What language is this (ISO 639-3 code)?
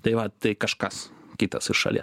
lit